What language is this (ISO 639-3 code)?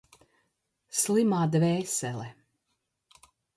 lav